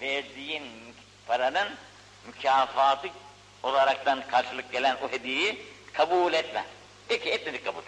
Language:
Turkish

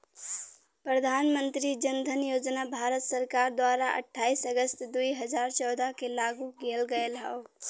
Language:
Bhojpuri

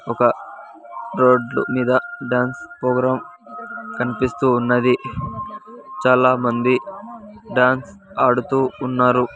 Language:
Telugu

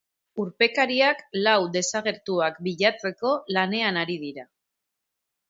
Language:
Basque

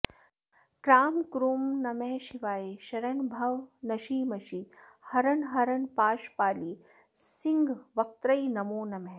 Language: Sanskrit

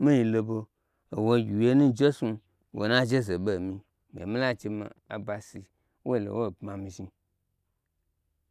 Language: Gbagyi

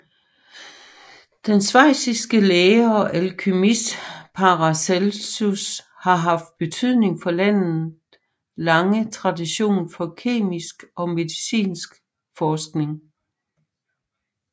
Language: Danish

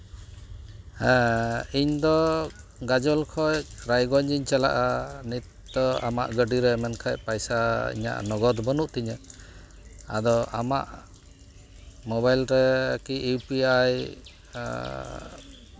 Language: Santali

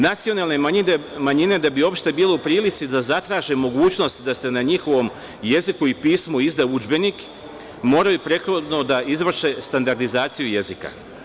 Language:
Serbian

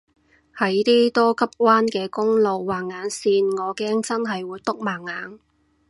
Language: Cantonese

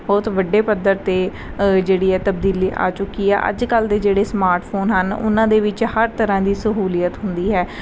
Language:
Punjabi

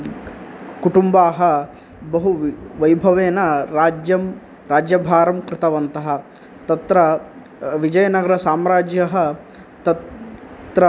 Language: Sanskrit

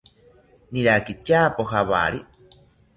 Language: South Ucayali Ashéninka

